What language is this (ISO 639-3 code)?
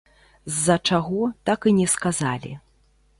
bel